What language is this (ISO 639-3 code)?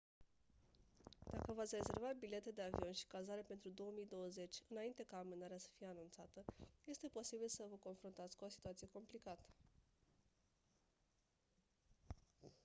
ron